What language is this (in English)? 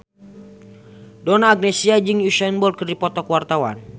Sundanese